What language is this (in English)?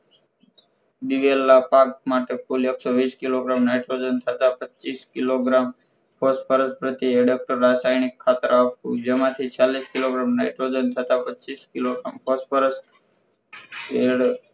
Gujarati